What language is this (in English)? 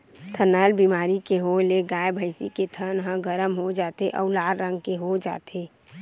Chhattisgarhi